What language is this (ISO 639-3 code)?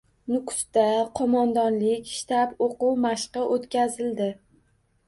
uzb